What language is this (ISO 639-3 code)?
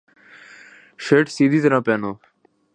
urd